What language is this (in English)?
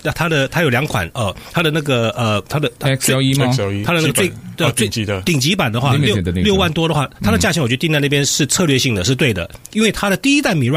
Chinese